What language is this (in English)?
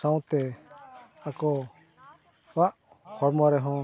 Santali